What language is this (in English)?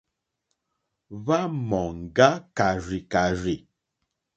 Mokpwe